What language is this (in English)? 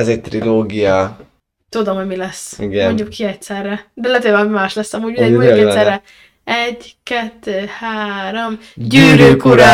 Hungarian